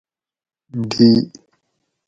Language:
Gawri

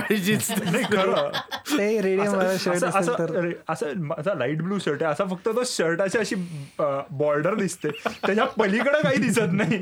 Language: Marathi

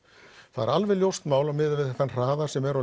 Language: Icelandic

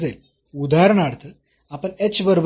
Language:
Marathi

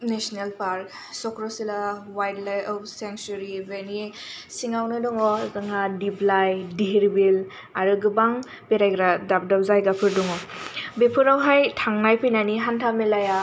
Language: Bodo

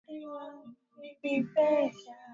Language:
Swahili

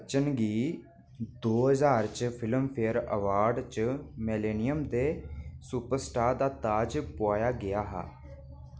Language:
Dogri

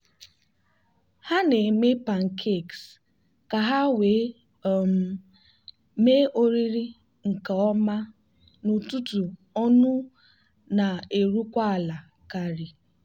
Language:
Igbo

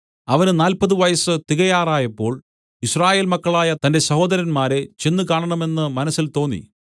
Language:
Malayalam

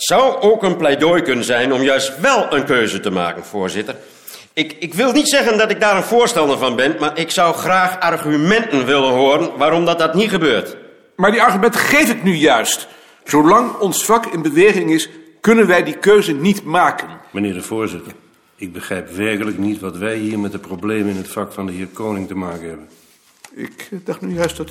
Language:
Dutch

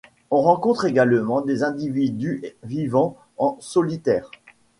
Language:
French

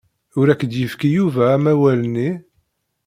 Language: Kabyle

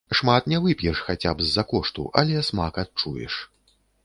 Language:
Belarusian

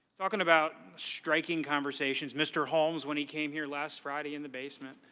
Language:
English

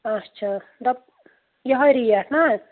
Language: Kashmiri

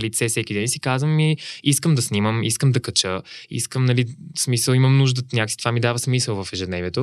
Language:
Bulgarian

